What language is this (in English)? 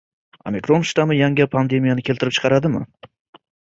Uzbek